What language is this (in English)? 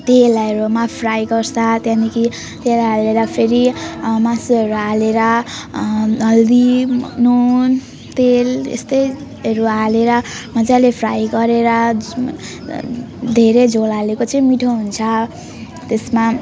Nepali